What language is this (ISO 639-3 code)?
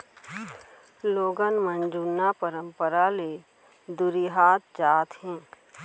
hne